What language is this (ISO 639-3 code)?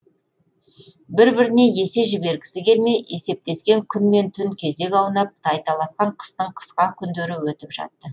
kaz